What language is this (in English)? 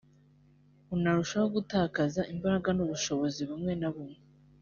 Kinyarwanda